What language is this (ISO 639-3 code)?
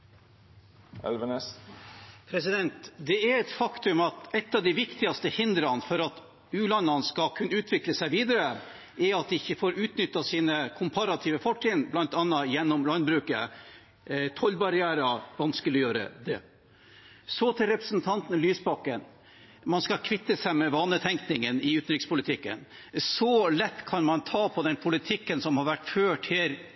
nor